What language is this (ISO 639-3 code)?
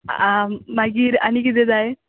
kok